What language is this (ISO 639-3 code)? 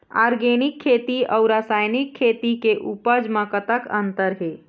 hne